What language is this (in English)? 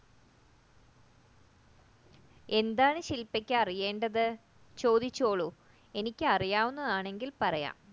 Malayalam